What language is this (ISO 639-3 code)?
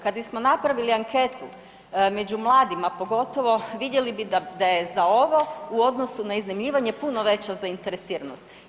hrv